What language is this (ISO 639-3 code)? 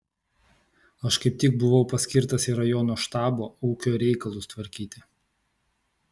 lit